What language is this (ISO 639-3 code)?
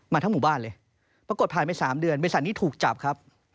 tha